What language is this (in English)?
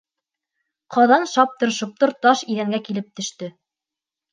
Bashkir